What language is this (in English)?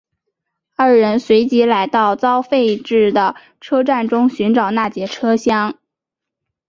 Chinese